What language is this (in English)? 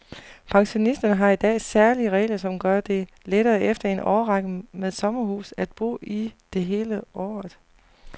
Danish